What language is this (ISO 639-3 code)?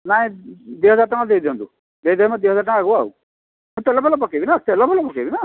ori